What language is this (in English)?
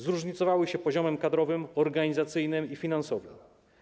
Polish